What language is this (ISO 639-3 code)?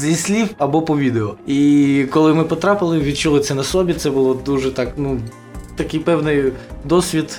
ukr